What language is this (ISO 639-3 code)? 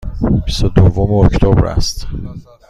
fas